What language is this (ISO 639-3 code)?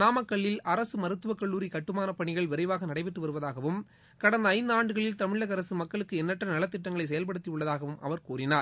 tam